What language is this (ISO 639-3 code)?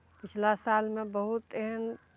mai